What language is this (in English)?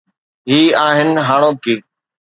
Sindhi